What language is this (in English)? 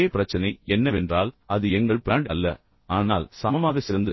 Tamil